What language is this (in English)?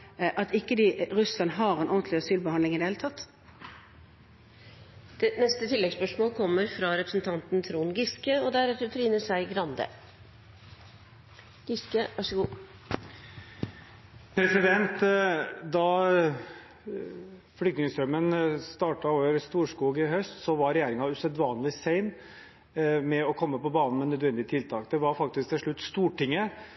Norwegian